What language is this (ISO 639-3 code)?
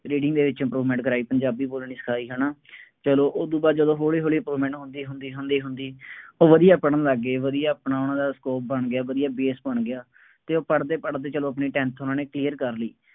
pan